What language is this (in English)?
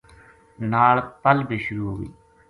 Gujari